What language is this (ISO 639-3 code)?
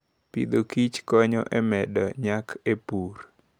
luo